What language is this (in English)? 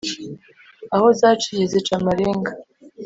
Kinyarwanda